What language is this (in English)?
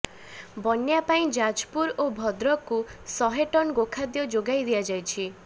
Odia